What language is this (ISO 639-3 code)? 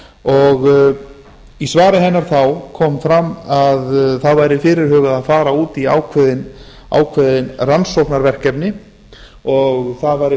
isl